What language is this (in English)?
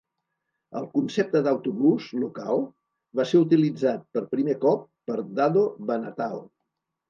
Catalan